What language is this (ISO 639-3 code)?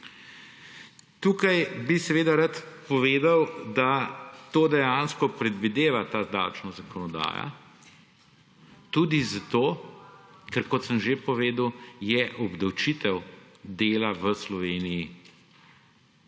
slv